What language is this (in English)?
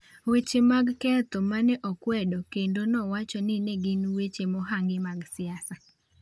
Luo (Kenya and Tanzania)